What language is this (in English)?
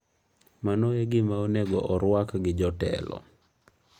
Luo (Kenya and Tanzania)